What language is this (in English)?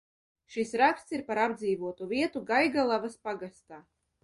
Latvian